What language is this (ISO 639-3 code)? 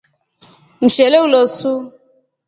rof